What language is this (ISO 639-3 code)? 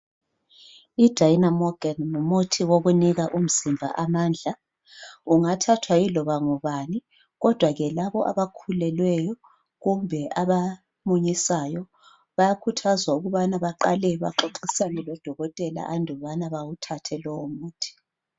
nde